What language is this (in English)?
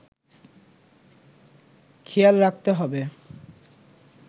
Bangla